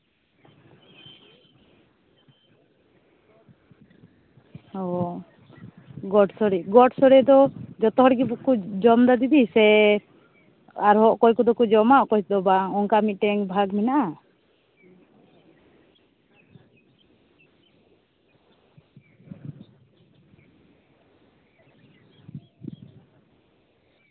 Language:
Santali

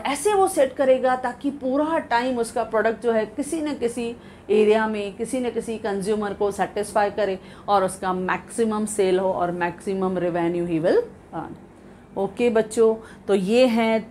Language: Hindi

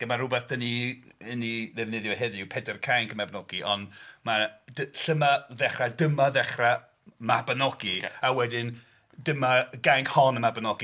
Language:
Welsh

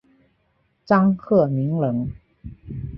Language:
Chinese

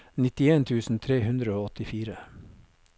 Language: Norwegian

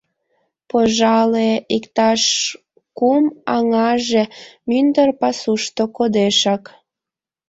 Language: Mari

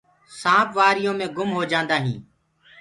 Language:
Gurgula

